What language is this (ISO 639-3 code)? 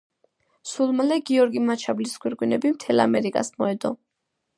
kat